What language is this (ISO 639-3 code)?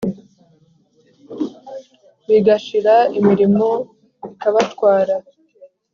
kin